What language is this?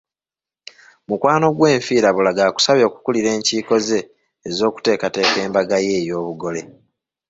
Ganda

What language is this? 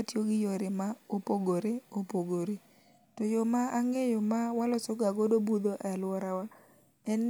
Luo (Kenya and Tanzania)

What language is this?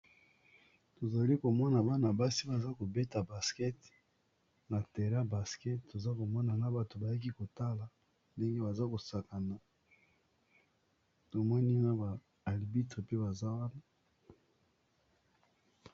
Lingala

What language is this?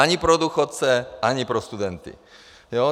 Czech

